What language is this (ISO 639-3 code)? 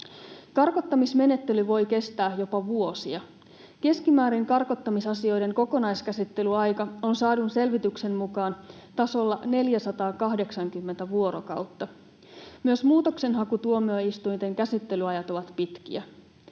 fin